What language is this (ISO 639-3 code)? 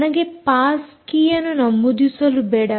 kan